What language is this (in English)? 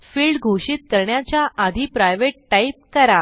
Marathi